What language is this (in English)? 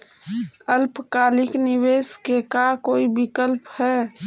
Magahi